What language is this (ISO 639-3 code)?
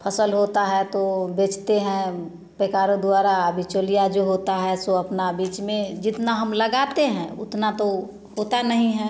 hin